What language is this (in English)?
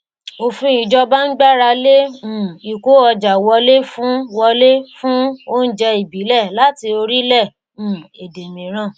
Yoruba